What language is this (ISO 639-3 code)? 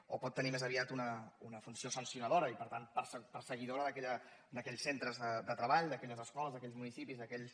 cat